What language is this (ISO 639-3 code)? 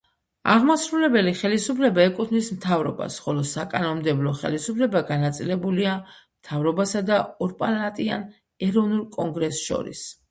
kat